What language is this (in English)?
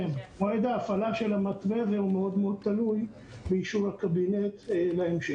Hebrew